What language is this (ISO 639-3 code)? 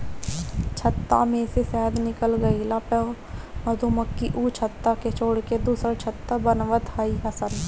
bho